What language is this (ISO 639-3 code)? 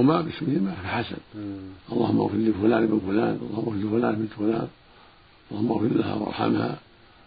ara